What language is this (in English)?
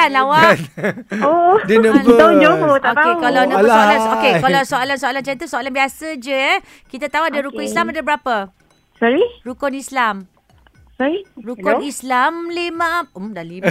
Malay